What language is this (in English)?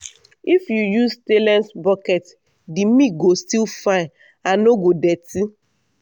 Nigerian Pidgin